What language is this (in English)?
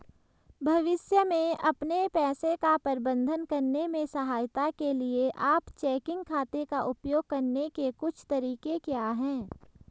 Hindi